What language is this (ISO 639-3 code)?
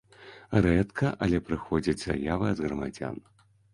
bel